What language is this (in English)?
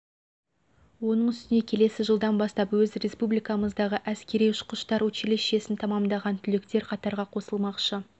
Kazakh